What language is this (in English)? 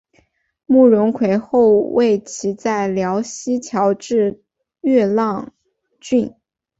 Chinese